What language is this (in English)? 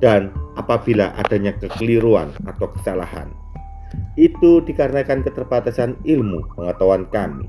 Indonesian